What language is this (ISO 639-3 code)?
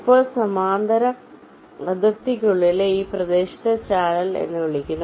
mal